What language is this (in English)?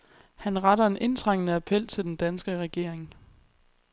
Danish